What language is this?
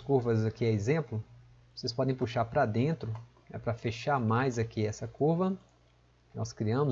Portuguese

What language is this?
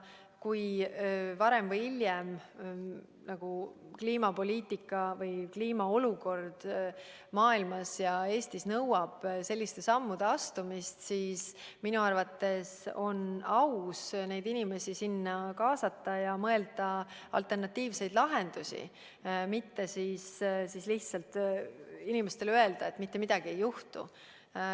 Estonian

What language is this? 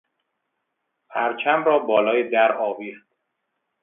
Persian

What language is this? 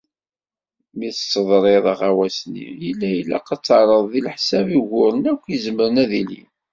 Kabyle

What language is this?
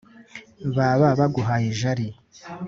Kinyarwanda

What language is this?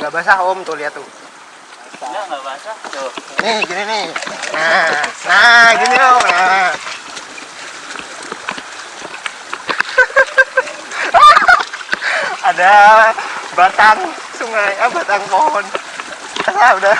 Indonesian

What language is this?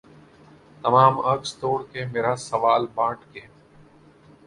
Urdu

